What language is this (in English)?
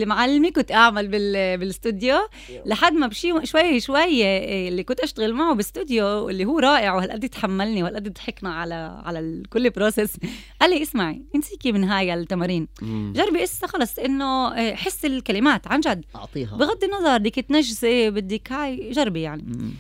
Arabic